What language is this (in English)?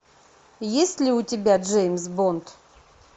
Russian